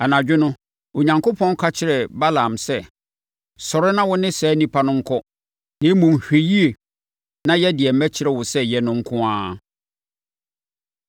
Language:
Akan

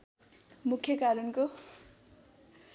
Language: Nepali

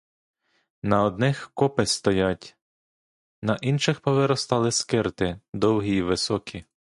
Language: Ukrainian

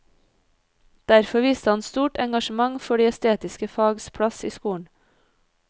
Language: Norwegian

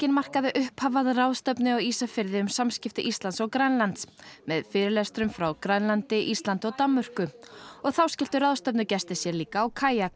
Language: Icelandic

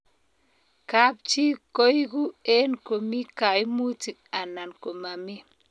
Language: Kalenjin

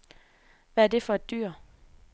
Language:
Danish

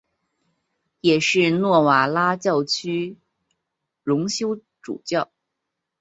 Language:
Chinese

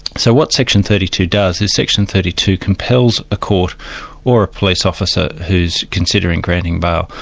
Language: English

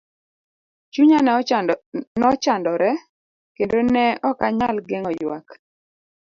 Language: Luo (Kenya and Tanzania)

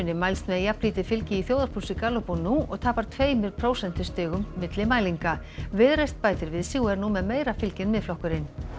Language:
Icelandic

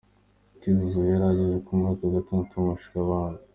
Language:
Kinyarwanda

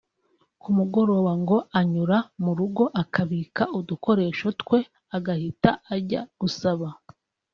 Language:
Kinyarwanda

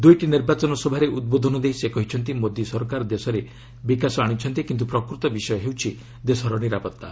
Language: Odia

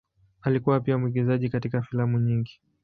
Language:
Swahili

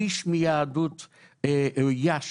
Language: Hebrew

